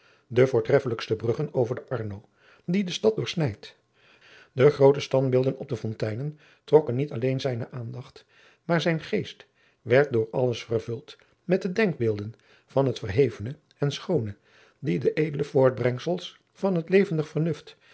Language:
Dutch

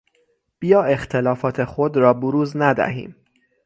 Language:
Persian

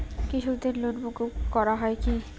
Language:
Bangla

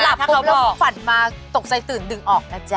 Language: Thai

